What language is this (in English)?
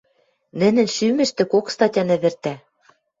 Western Mari